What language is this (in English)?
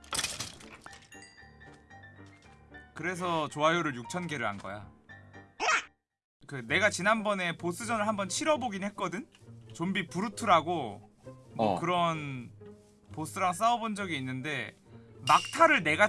Korean